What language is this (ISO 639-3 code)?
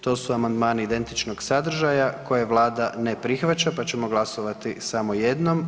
hrv